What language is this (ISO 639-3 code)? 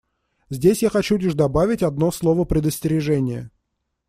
rus